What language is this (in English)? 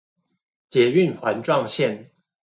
Chinese